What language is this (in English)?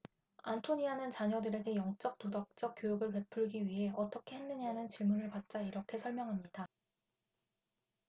Korean